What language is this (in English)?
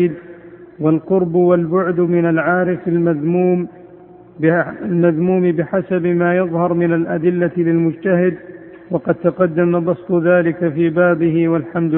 Arabic